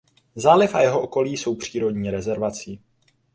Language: Czech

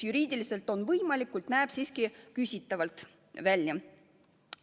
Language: Estonian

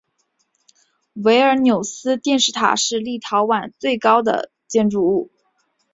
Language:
Chinese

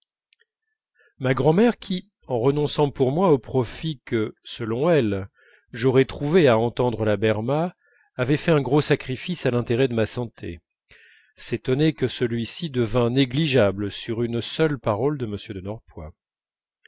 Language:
French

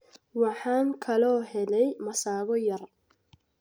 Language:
Somali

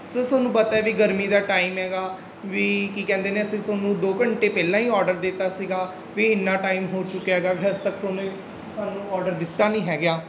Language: Punjabi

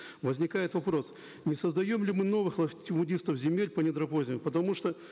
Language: Kazakh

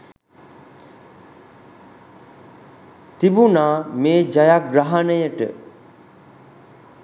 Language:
Sinhala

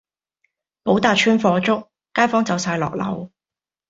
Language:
Cantonese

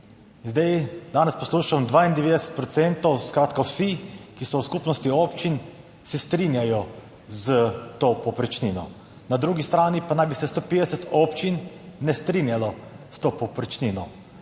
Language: Slovenian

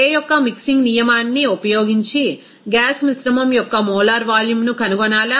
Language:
Telugu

